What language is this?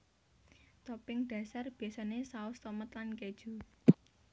Javanese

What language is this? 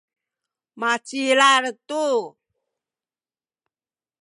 Sakizaya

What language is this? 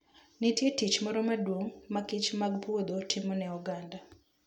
Luo (Kenya and Tanzania)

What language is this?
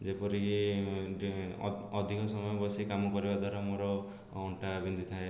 Odia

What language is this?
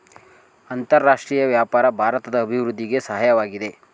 Kannada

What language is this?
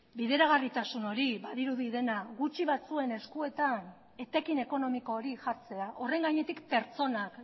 Basque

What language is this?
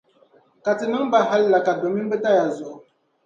Dagbani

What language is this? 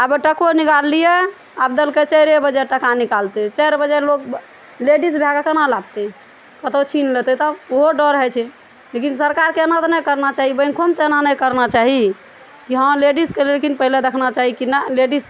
Maithili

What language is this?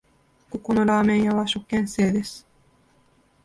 Japanese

